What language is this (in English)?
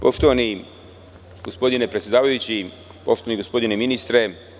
Serbian